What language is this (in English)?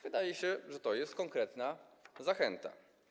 Polish